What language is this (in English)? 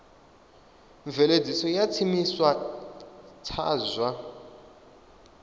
Venda